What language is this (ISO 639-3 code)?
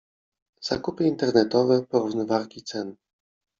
pol